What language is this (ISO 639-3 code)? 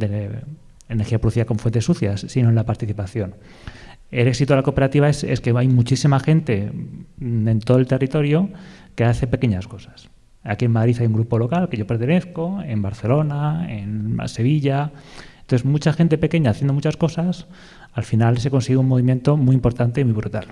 spa